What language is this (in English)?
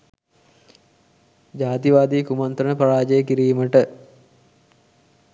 Sinhala